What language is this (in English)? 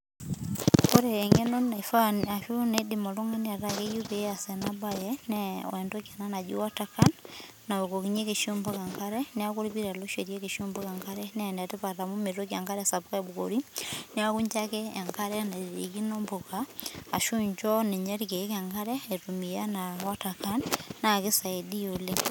Masai